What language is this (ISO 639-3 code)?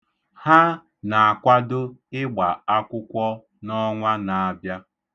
ibo